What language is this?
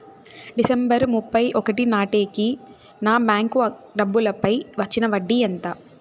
Telugu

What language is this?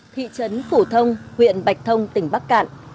Vietnamese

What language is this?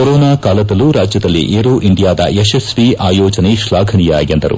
Kannada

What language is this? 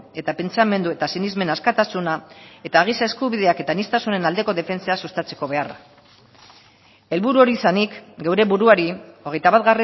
Basque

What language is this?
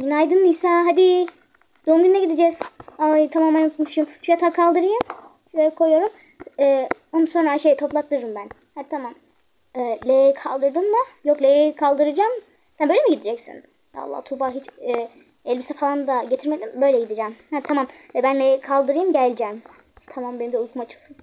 Turkish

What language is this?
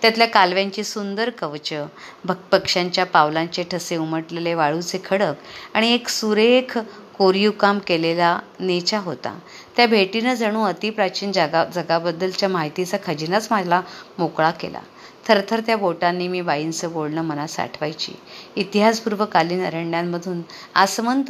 Marathi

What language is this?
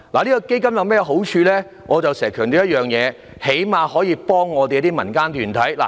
Cantonese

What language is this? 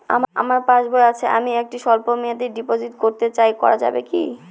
Bangla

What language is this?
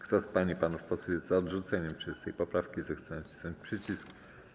Polish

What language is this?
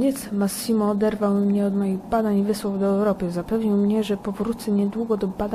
Polish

